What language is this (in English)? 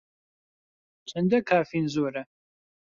Central Kurdish